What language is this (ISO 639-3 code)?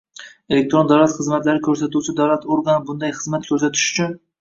uzb